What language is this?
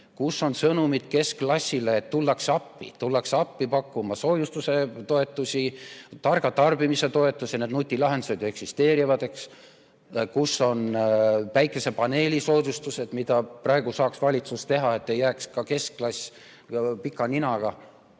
Estonian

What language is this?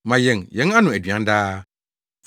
Akan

